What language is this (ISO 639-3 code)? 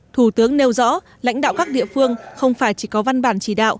vie